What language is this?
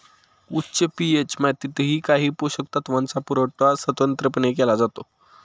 Marathi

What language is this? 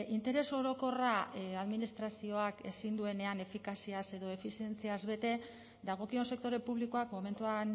Basque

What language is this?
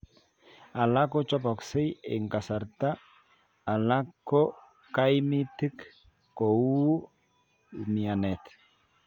Kalenjin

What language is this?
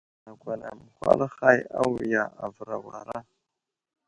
Wuzlam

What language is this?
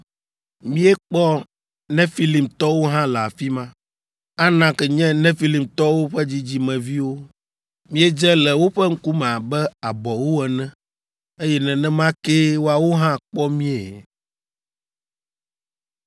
Ewe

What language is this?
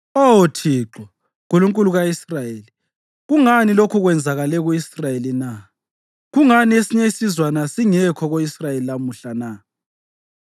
North Ndebele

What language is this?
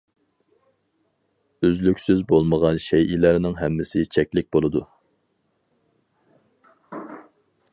Uyghur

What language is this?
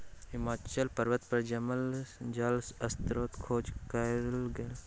Maithili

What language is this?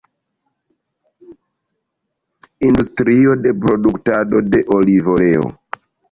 Esperanto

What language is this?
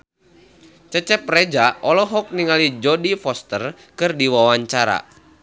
Sundanese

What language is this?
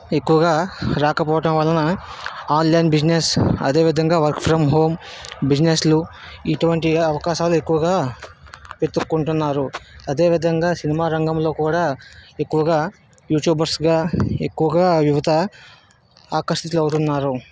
Telugu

